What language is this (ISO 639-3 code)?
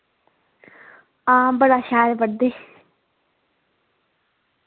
doi